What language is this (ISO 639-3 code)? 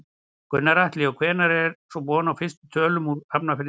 isl